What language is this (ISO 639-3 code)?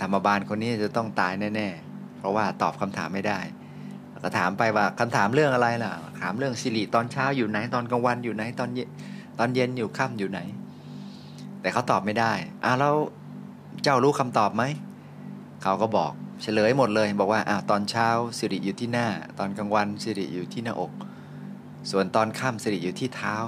tha